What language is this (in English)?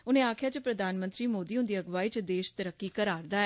Dogri